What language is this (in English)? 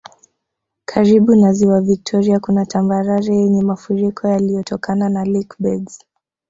Swahili